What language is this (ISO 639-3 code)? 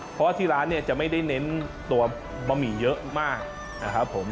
tha